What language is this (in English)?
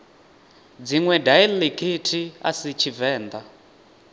Venda